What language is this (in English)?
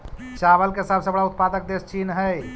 Magahi